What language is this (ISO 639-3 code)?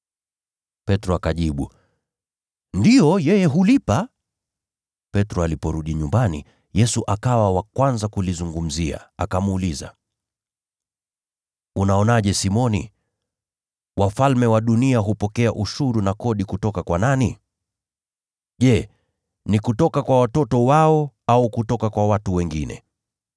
swa